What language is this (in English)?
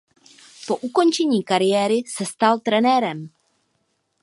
Czech